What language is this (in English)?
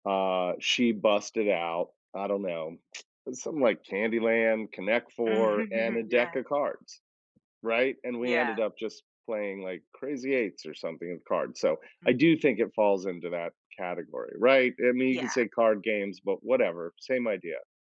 English